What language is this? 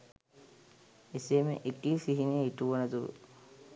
Sinhala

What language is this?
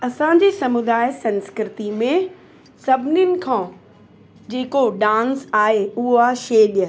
Sindhi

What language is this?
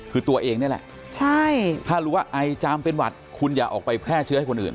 Thai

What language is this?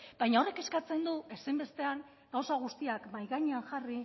Basque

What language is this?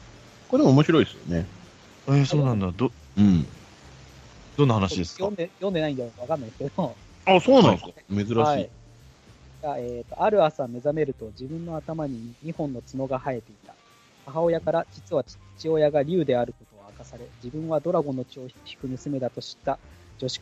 Japanese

